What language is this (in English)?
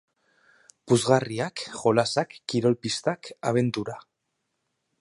Basque